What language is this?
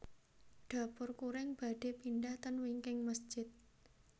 Javanese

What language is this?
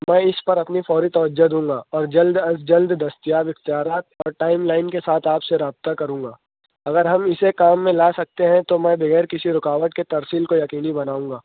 Urdu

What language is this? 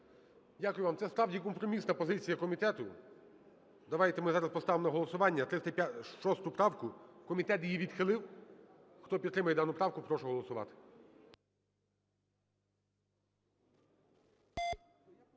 Ukrainian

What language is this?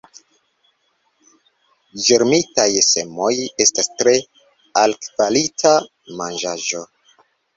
Esperanto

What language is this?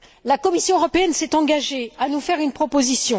French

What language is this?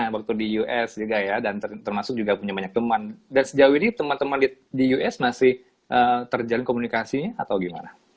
Indonesian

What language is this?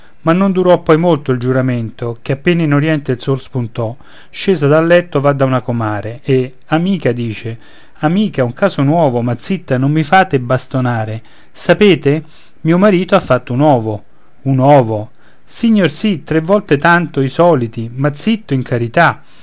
Italian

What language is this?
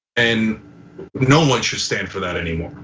English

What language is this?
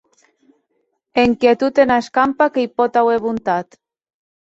Occitan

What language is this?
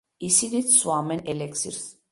Georgian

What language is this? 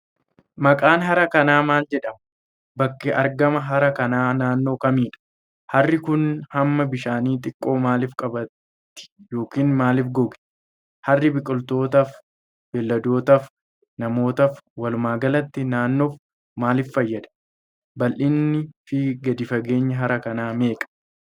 Oromo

